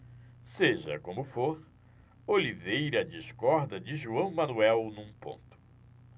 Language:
Portuguese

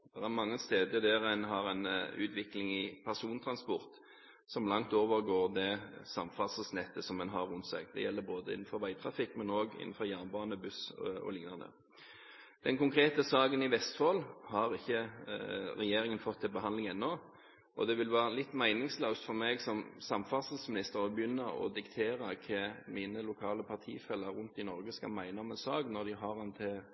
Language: Norwegian Bokmål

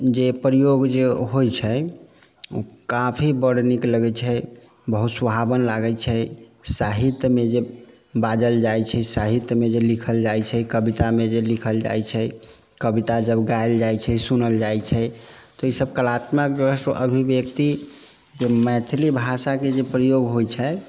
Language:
Maithili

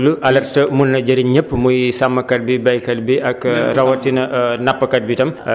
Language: Wolof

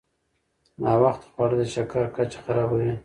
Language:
Pashto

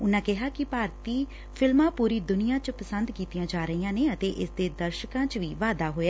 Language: Punjabi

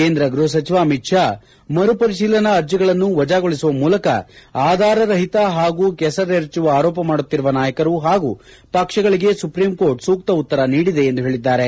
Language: Kannada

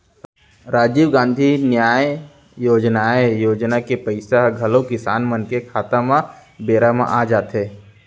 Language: Chhattisgarhi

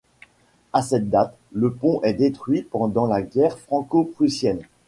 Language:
French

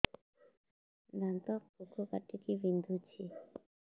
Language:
Odia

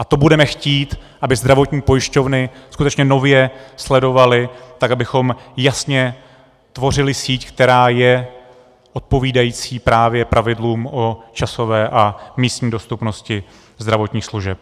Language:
Czech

